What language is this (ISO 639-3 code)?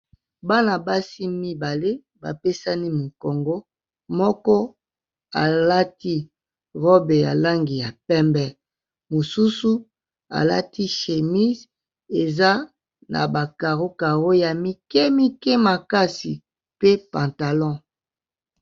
lin